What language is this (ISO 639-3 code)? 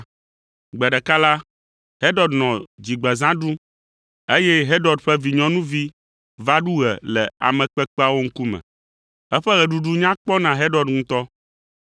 ewe